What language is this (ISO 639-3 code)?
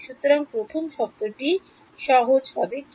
ben